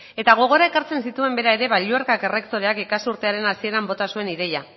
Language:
Basque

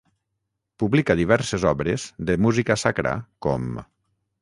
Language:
Catalan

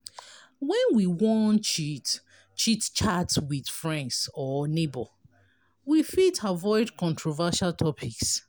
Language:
Nigerian Pidgin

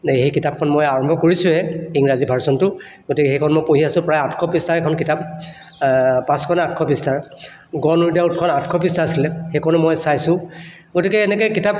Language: Assamese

